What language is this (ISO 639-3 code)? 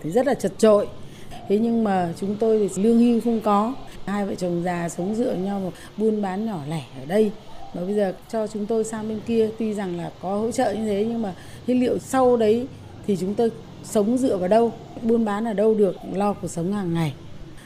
vie